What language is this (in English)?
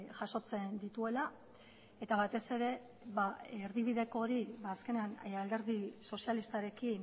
Basque